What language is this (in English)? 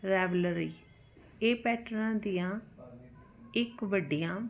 Punjabi